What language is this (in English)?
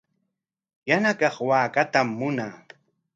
Corongo Ancash Quechua